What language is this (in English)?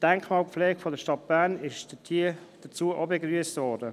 Swiss German